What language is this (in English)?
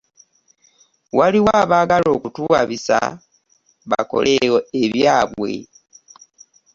Ganda